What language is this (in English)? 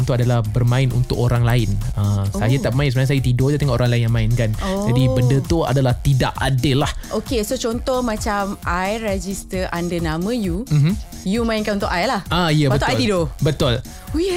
Malay